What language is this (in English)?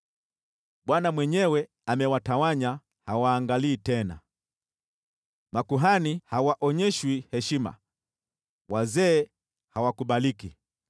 Swahili